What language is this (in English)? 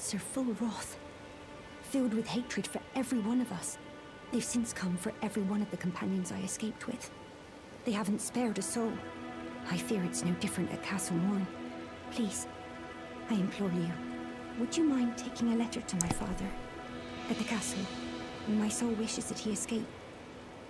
Polish